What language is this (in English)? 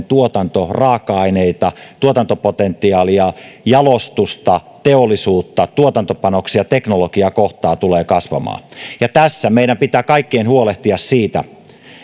Finnish